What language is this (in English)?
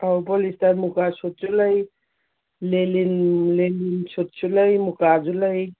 Manipuri